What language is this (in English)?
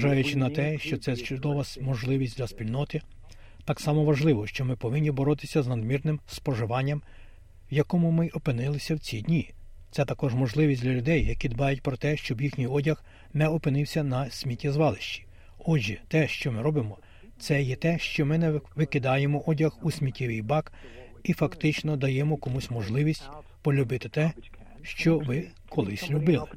Ukrainian